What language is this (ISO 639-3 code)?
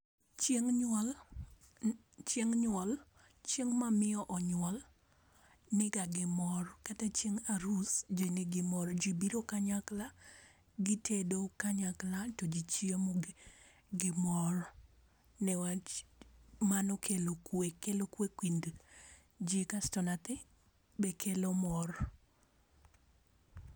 luo